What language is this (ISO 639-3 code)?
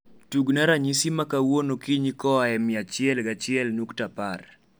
luo